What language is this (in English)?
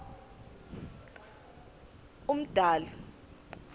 Swati